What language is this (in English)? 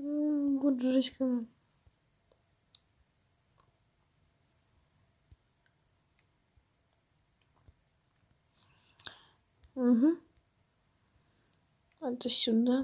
Russian